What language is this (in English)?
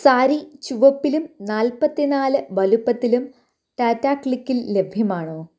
Malayalam